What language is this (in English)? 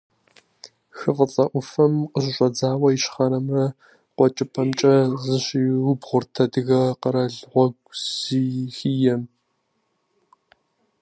Kabardian